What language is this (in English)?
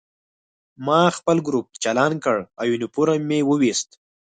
Pashto